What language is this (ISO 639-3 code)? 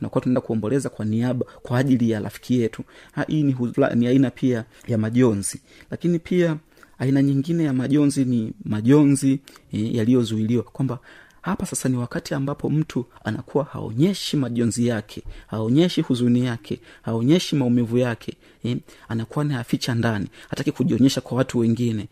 swa